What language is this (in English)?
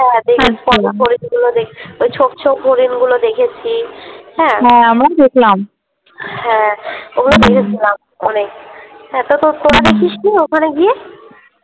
Bangla